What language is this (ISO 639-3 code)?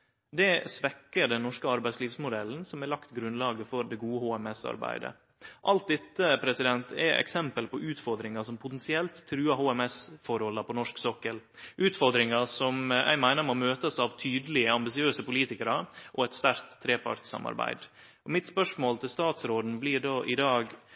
nno